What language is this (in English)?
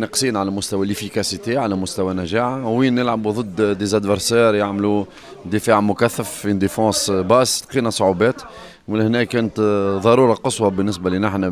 Arabic